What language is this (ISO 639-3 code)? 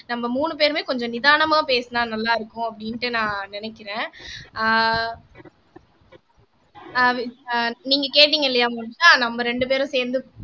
tam